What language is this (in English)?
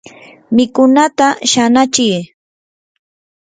Yanahuanca Pasco Quechua